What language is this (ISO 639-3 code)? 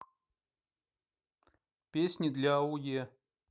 rus